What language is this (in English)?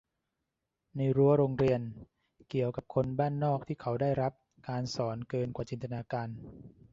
Thai